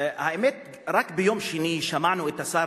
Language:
Hebrew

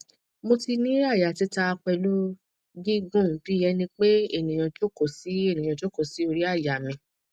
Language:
Yoruba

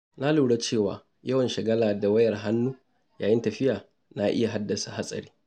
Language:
Hausa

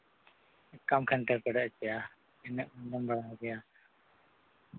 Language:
Santali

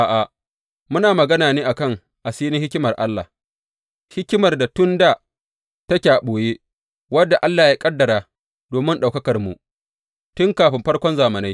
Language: Hausa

